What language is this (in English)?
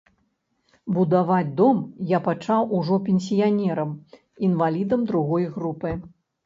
Belarusian